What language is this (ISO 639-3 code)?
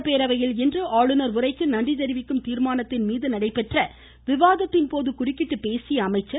tam